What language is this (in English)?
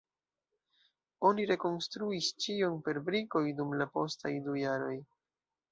Esperanto